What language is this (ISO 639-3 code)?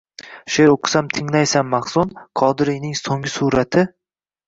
uzb